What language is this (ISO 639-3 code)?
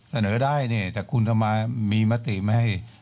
tha